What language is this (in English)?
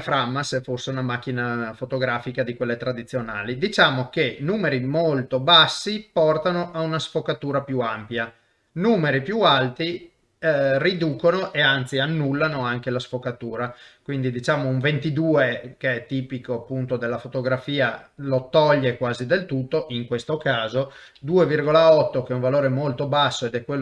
Italian